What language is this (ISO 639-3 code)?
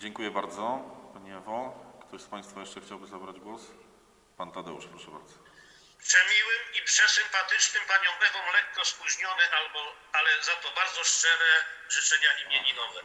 pol